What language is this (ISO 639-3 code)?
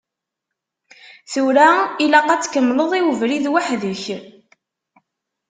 kab